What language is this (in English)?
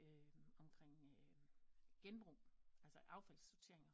Danish